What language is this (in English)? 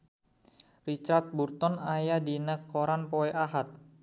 Sundanese